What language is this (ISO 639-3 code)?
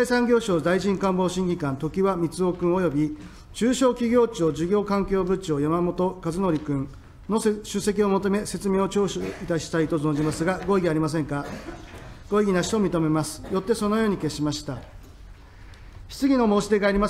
jpn